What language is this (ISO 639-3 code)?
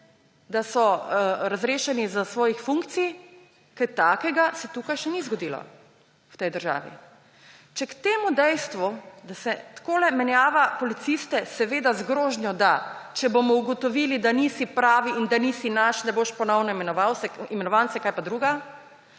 slv